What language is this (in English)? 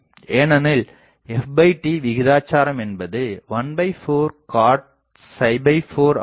Tamil